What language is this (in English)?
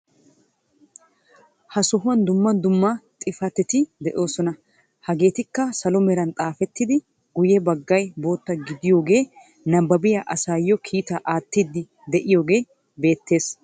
Wolaytta